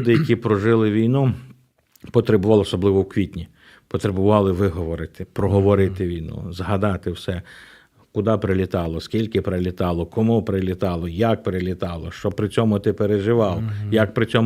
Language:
Ukrainian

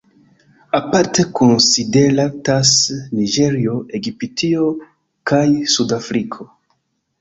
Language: Esperanto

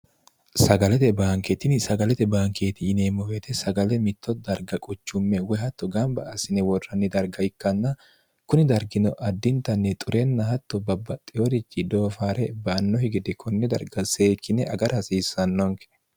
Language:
Sidamo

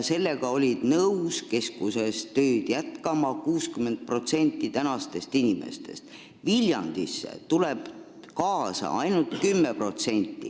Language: Estonian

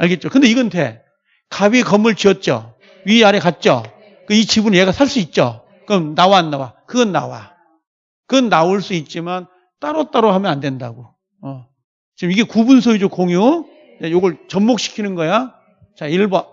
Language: Korean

